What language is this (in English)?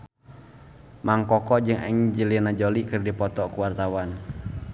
Sundanese